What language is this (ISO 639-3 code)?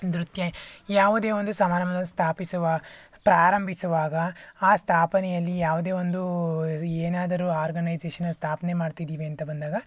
kan